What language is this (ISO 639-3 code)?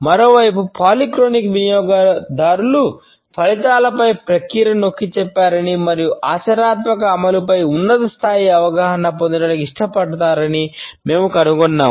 tel